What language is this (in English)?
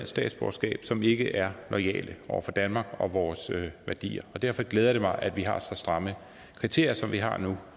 Danish